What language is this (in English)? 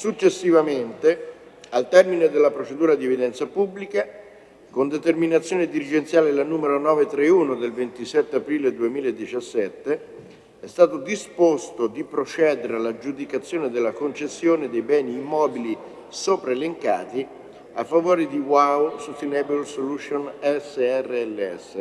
Italian